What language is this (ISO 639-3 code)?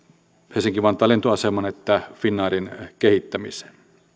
fin